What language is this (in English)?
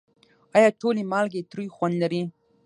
Pashto